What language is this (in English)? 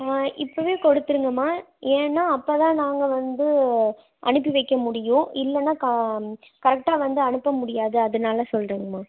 Tamil